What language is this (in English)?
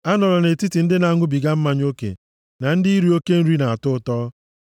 Igbo